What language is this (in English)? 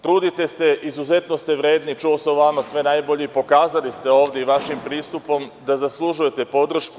Serbian